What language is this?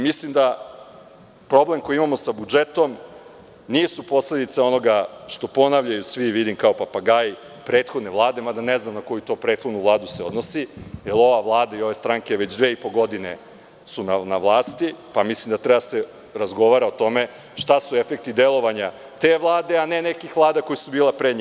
Serbian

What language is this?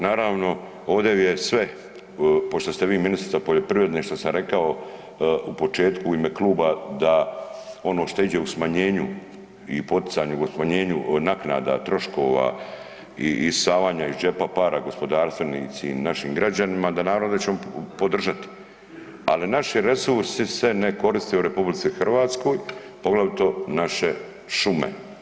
Croatian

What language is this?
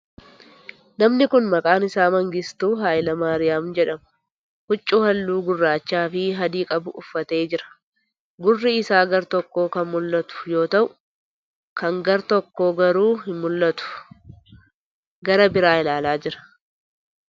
Oromo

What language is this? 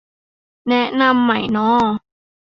Thai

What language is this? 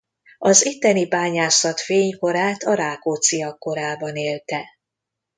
Hungarian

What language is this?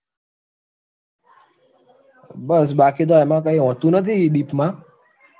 Gujarati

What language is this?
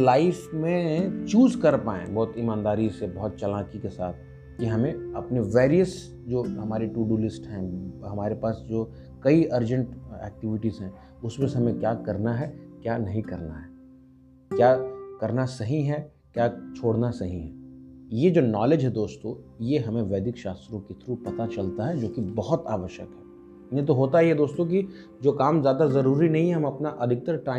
Hindi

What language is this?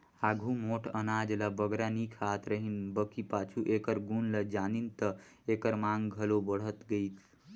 Chhattisgarhi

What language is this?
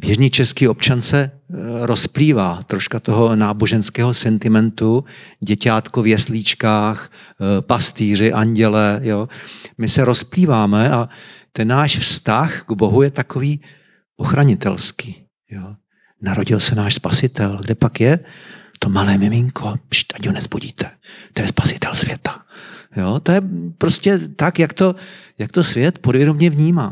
Czech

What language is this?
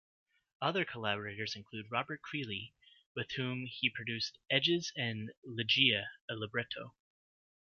English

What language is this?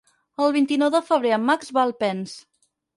Catalan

